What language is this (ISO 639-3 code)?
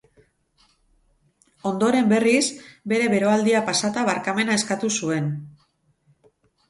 eus